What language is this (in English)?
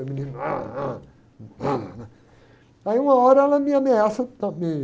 Portuguese